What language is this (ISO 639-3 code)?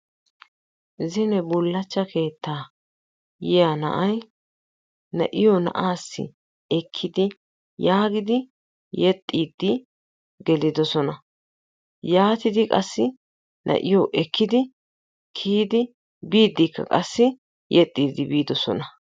wal